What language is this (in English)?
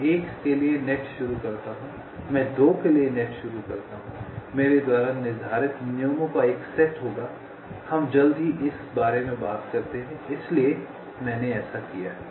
Hindi